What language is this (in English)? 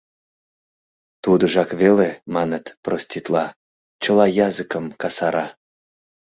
Mari